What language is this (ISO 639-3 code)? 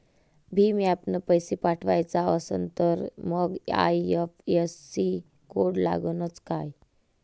mar